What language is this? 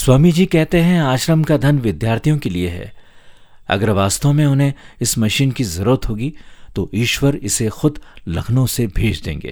Hindi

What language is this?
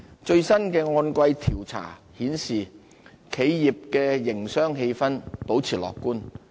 Cantonese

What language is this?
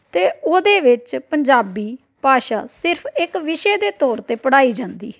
Punjabi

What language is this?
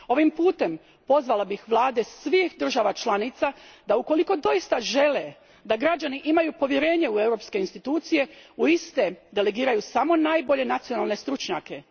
Croatian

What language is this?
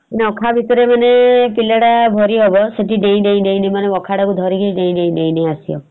Odia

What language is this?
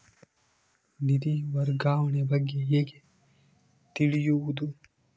Kannada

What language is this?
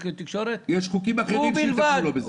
Hebrew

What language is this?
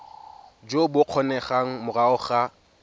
Tswana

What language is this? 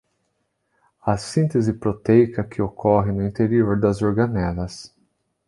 Portuguese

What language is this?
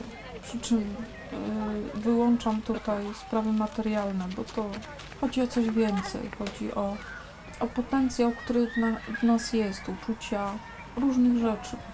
Polish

